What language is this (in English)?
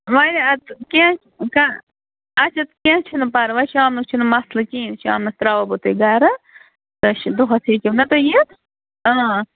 Kashmiri